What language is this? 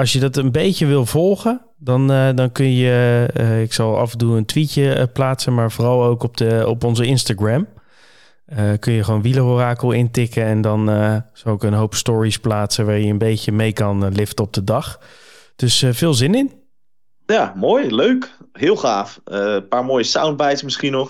Dutch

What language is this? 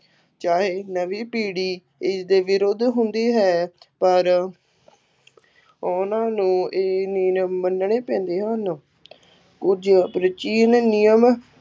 Punjabi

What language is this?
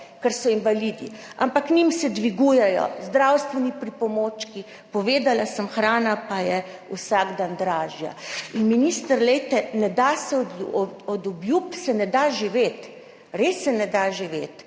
Slovenian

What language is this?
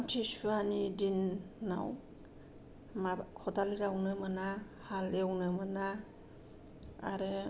Bodo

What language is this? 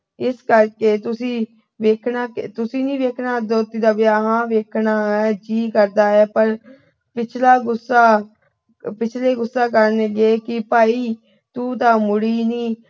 Punjabi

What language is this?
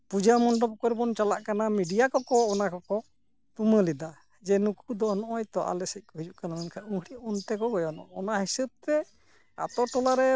Santali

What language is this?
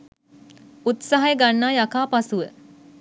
Sinhala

